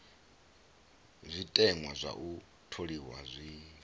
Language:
Venda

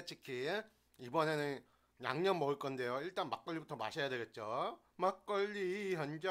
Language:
Korean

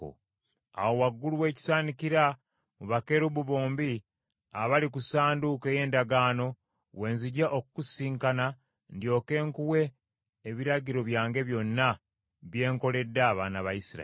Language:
Ganda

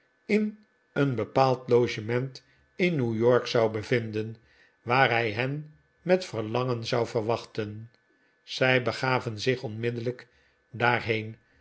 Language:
Dutch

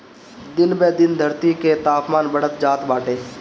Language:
Bhojpuri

